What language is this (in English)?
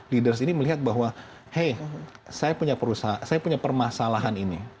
Indonesian